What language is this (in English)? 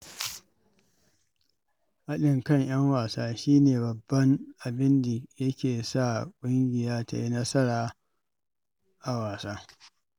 Hausa